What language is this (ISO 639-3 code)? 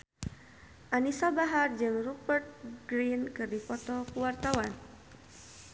sun